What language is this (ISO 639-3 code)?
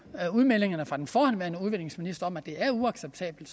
dan